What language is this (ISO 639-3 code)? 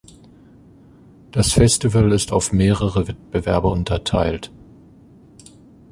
deu